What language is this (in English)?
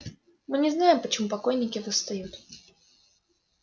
Russian